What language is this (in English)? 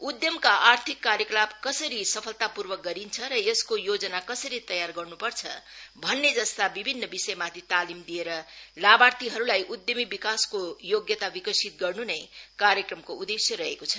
Nepali